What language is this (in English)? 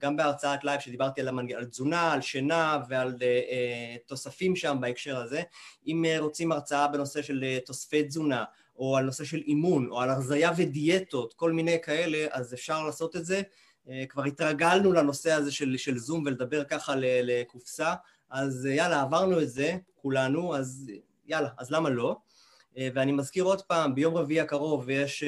Hebrew